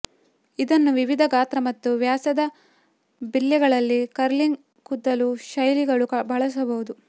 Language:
Kannada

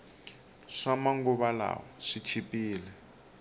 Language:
Tsonga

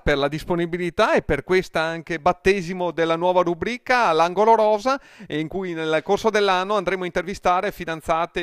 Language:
Italian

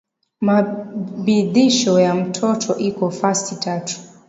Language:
Swahili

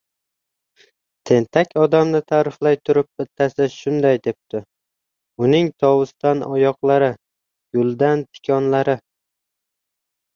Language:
Uzbek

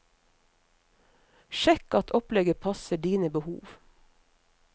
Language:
Norwegian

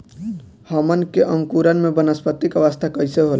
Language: Bhojpuri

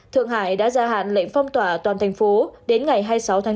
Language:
Vietnamese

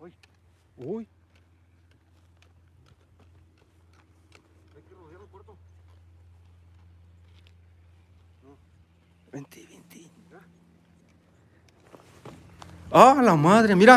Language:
Spanish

